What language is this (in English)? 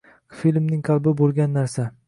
Uzbek